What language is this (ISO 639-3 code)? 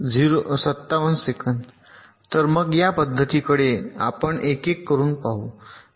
mar